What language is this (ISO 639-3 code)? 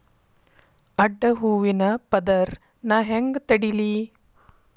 kan